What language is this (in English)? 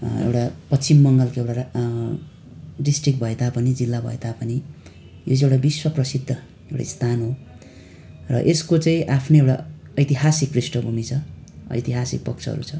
Nepali